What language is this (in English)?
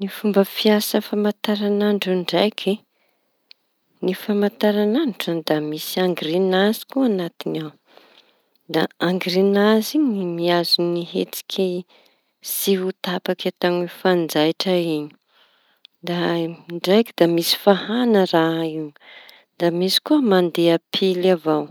Tanosy Malagasy